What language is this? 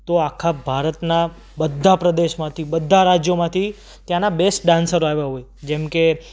Gujarati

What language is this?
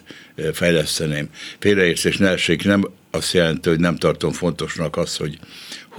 Hungarian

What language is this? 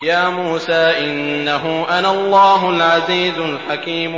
Arabic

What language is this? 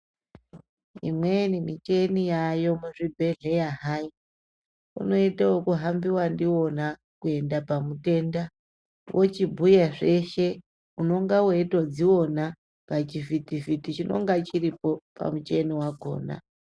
Ndau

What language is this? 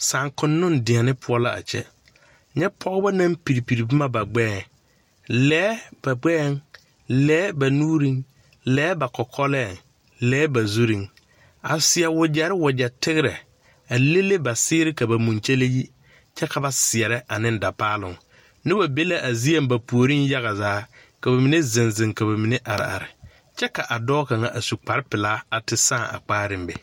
Southern Dagaare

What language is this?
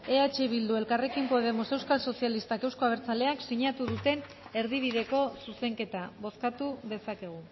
Basque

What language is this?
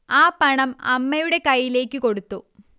Malayalam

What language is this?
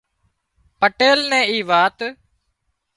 Wadiyara Koli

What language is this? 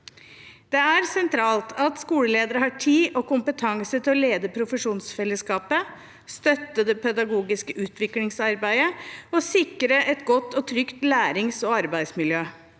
Norwegian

